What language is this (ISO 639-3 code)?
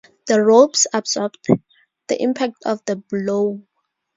eng